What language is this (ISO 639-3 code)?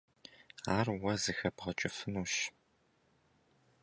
kbd